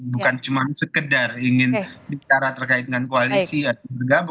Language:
Indonesian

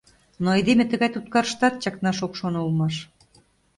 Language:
Mari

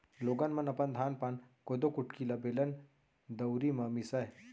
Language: Chhattisgarhi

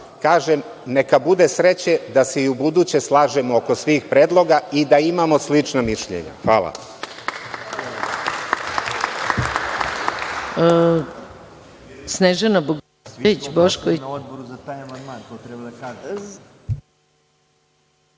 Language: Serbian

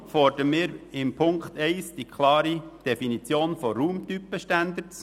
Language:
Swiss German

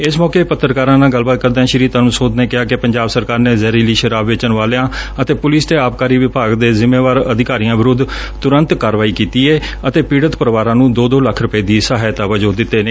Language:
Punjabi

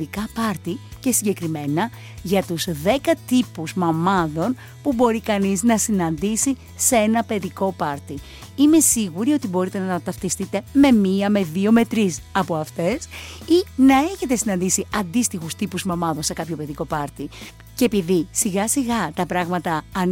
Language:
Greek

